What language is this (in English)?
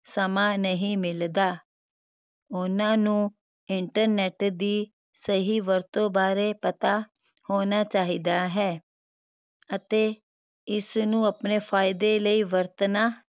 Punjabi